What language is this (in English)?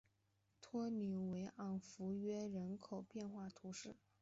Chinese